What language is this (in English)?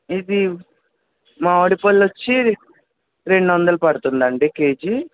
Telugu